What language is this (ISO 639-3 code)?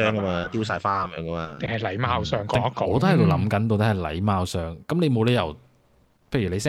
zho